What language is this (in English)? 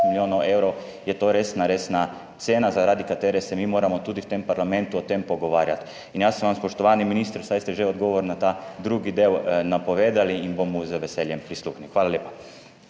Slovenian